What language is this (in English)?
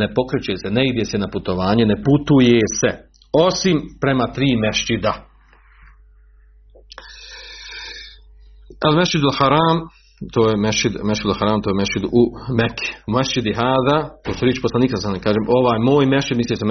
Croatian